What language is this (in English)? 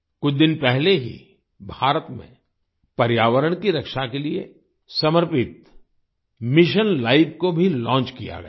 Hindi